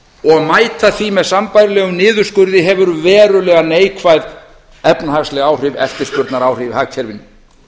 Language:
Icelandic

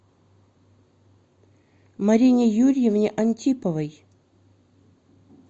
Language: Russian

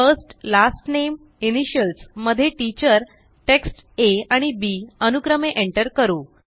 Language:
Marathi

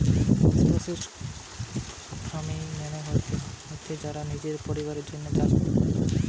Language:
Bangla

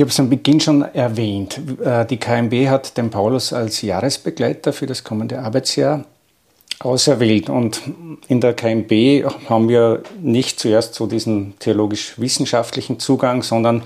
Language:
German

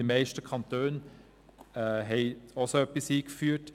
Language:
Swiss German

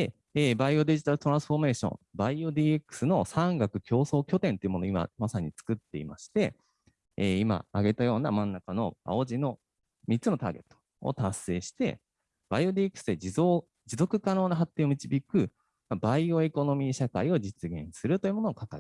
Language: Japanese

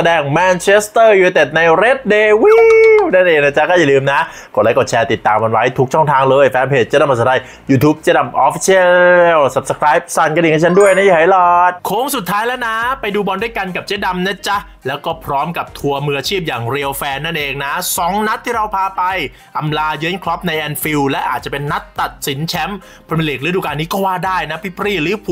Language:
Thai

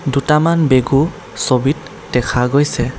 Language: Assamese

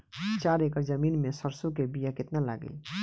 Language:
Bhojpuri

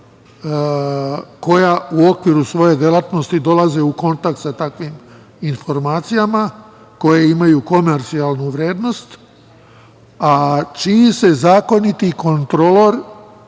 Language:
Serbian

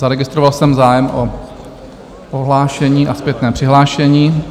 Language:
Czech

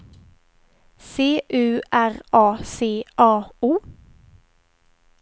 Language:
Swedish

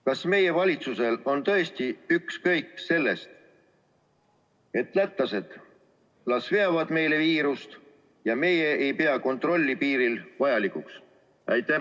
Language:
Estonian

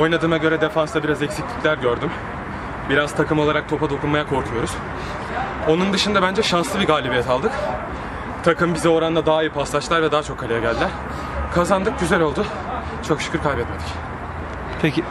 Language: Turkish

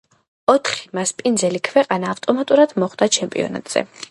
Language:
Georgian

